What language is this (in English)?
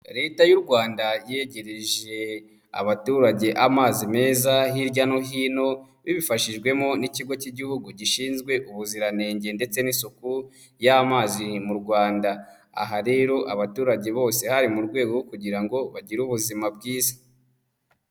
Kinyarwanda